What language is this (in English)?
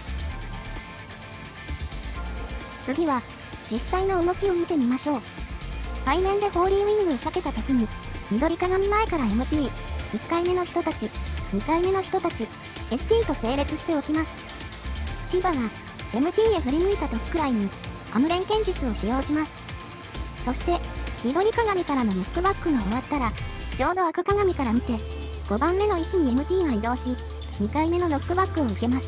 Japanese